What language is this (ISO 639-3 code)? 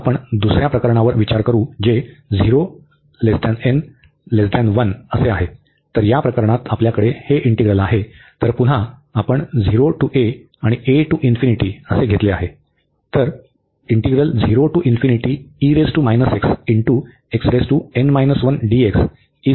mar